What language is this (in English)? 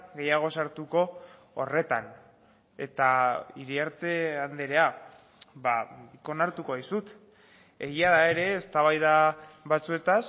Basque